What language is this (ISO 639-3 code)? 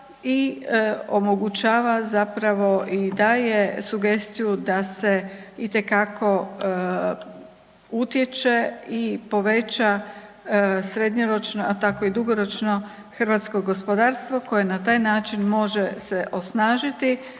hrv